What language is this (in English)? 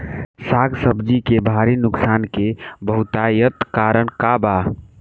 Bhojpuri